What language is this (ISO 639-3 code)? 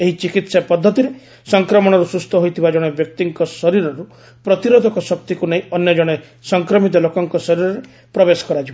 ori